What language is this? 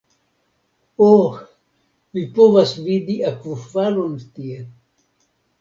Esperanto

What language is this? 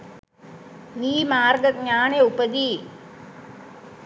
Sinhala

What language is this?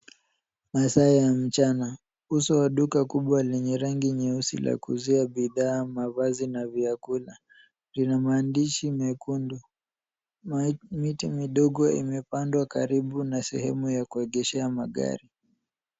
Swahili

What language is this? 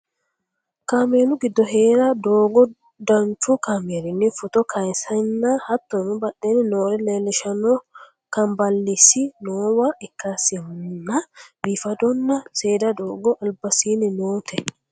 Sidamo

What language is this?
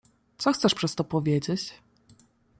Polish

